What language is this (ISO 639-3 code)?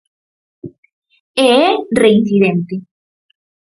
glg